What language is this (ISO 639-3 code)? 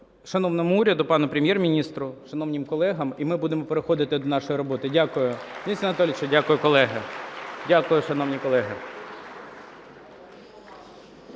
ukr